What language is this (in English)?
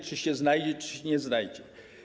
Polish